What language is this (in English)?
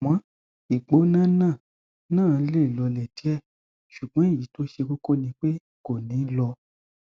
Yoruba